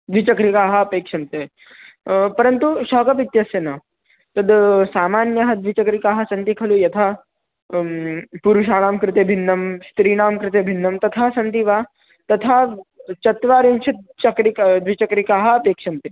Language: Sanskrit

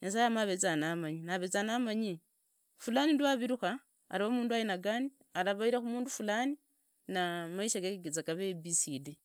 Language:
Idakho-Isukha-Tiriki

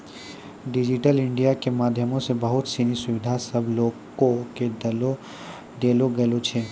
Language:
Maithili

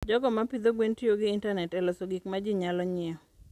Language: Luo (Kenya and Tanzania)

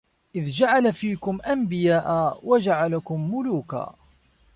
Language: Arabic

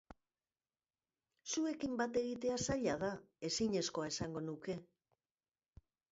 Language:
Basque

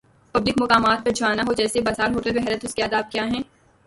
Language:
Urdu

